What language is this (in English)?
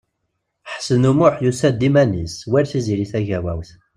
Kabyle